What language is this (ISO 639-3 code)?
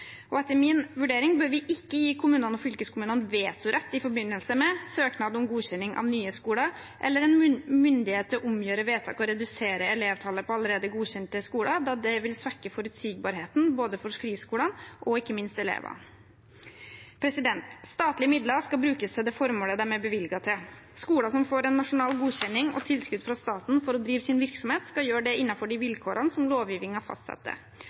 nob